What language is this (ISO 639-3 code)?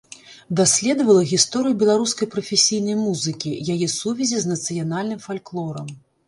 bel